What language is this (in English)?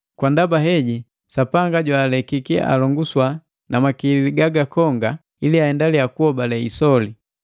Matengo